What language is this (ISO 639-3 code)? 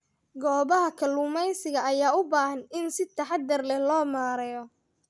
som